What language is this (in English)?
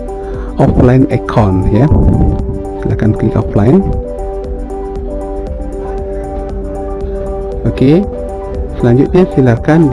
Indonesian